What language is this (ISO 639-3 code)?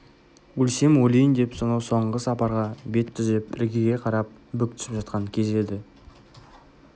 kaz